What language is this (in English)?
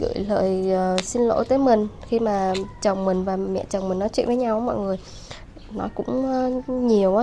Vietnamese